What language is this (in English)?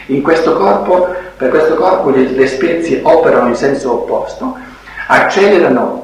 Italian